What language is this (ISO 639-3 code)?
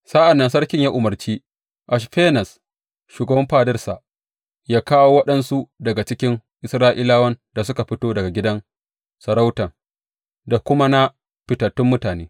hau